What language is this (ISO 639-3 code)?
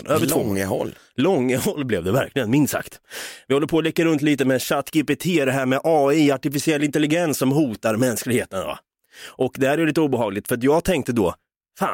swe